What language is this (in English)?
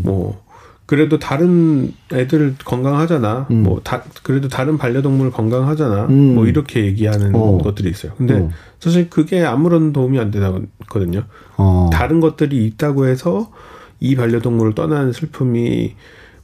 Korean